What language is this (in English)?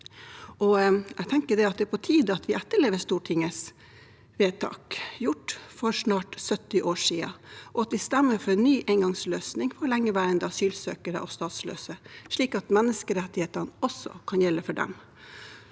Norwegian